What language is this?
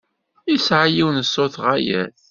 Kabyle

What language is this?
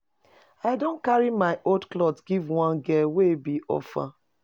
Nigerian Pidgin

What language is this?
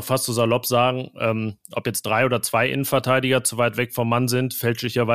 German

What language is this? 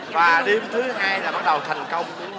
Vietnamese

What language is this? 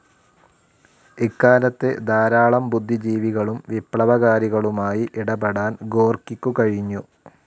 Malayalam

